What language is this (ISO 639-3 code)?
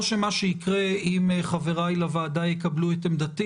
heb